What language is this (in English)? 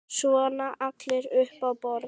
Icelandic